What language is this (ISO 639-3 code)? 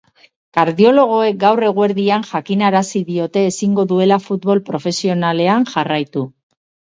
eus